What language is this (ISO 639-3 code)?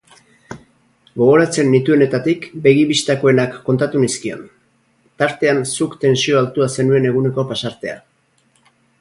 eus